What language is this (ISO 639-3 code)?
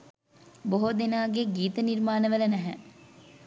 sin